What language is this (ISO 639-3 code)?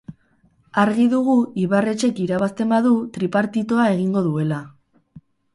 eus